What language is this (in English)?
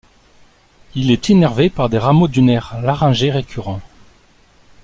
French